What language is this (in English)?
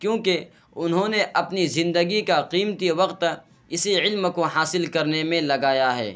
Urdu